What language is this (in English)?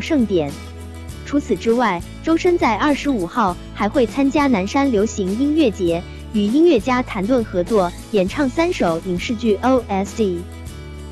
Chinese